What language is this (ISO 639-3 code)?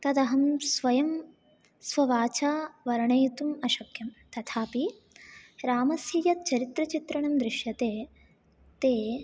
san